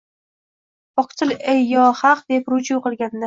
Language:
Uzbek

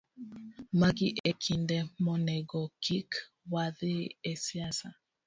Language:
Luo (Kenya and Tanzania)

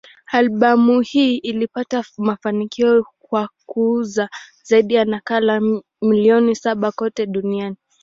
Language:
Swahili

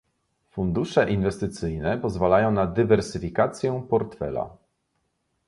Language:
Polish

